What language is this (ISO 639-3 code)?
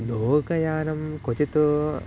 san